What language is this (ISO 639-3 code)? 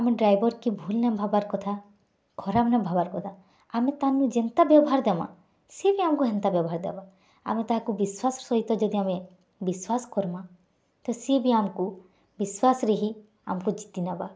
ori